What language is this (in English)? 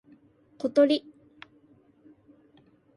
Japanese